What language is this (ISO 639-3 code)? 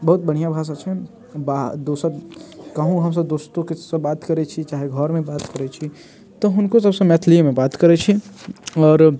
mai